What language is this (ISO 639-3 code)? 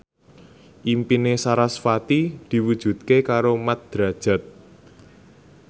jav